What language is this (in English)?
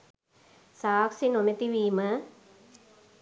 Sinhala